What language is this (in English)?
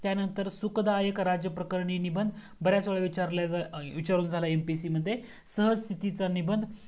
Marathi